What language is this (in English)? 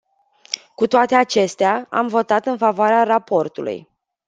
Romanian